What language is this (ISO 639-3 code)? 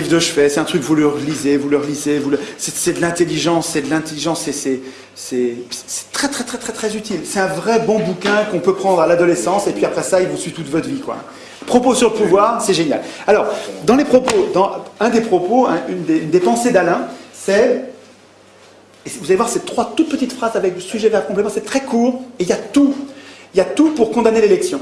fra